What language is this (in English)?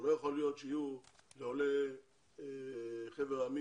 Hebrew